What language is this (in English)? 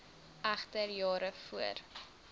Afrikaans